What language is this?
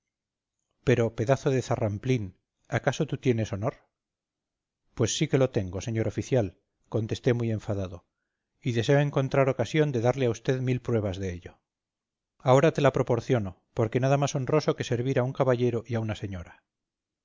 Spanish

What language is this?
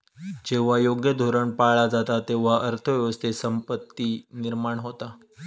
Marathi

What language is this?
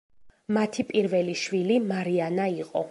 Georgian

